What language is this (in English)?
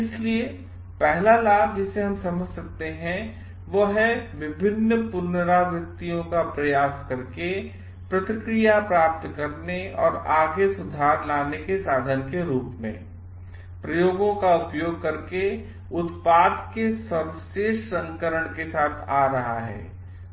Hindi